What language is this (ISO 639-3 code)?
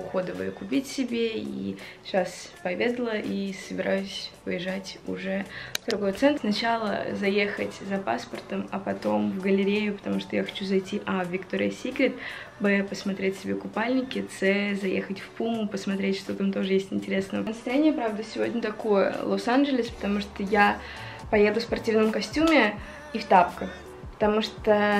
rus